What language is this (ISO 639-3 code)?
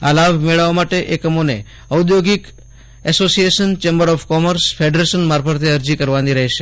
guj